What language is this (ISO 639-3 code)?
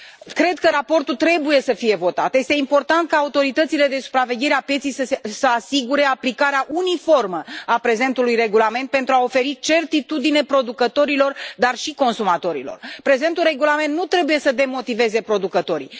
ron